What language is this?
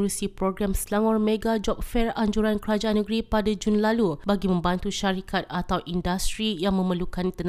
Malay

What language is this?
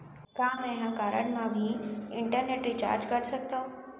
Chhattisgarhi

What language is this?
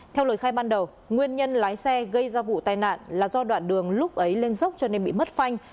Vietnamese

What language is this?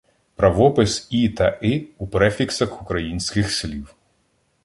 Ukrainian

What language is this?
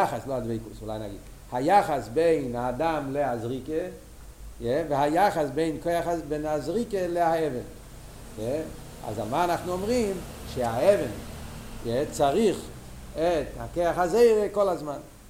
Hebrew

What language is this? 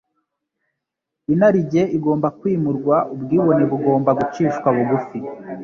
Kinyarwanda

